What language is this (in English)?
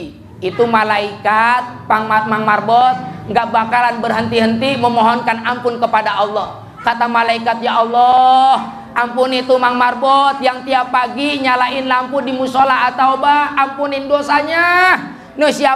Indonesian